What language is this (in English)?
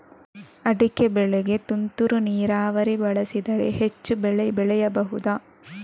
Kannada